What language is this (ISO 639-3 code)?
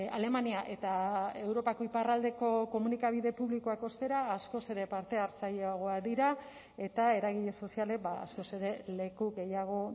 eus